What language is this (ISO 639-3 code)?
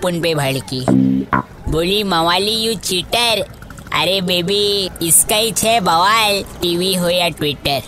hin